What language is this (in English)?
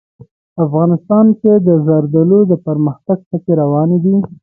Pashto